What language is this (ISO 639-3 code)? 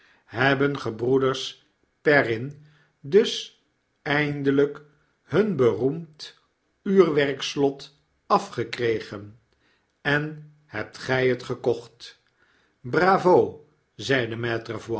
nld